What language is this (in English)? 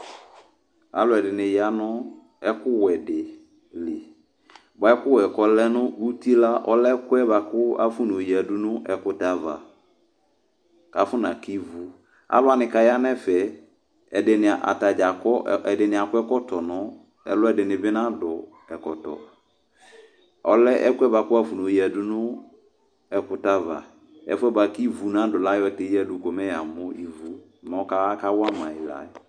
Ikposo